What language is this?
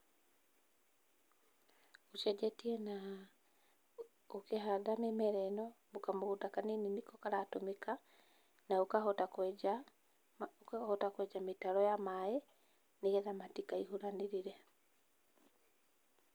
Kikuyu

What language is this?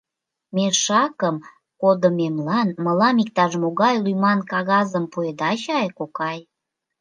Mari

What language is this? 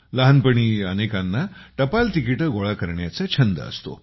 Marathi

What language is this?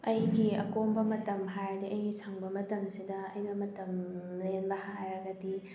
Manipuri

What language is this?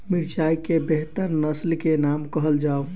Maithili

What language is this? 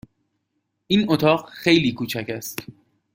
Persian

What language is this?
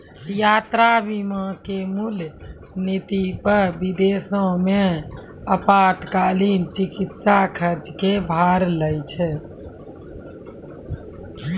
Maithili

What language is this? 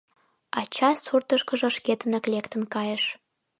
Mari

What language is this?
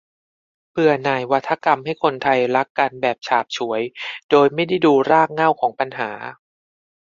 Thai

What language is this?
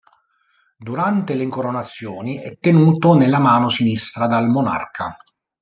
Italian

